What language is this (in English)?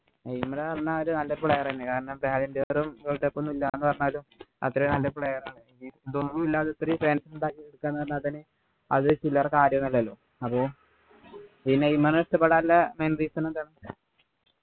Malayalam